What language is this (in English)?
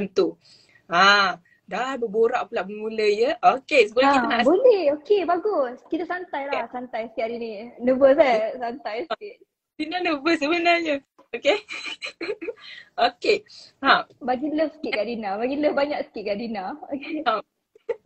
Malay